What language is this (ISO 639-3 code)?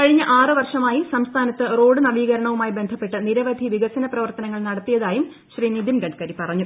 mal